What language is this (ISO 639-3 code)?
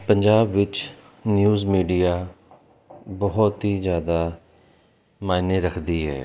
pan